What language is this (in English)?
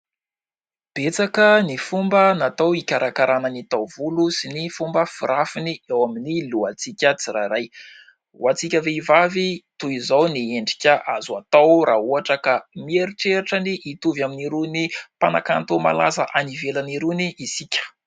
Malagasy